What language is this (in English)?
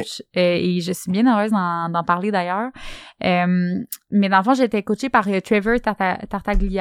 French